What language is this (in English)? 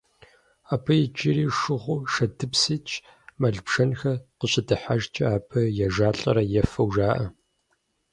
Kabardian